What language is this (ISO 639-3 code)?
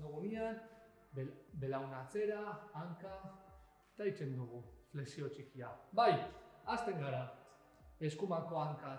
spa